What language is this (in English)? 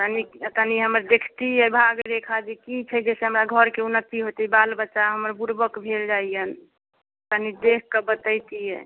Maithili